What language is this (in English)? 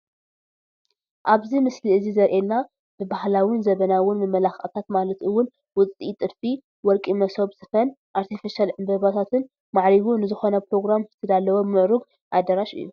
Tigrinya